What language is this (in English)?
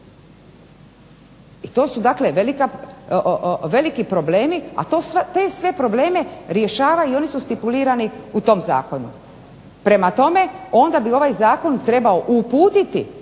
Croatian